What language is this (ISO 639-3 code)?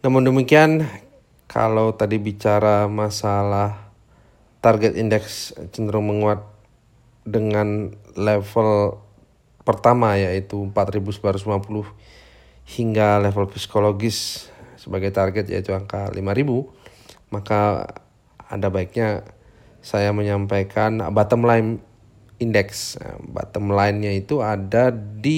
ind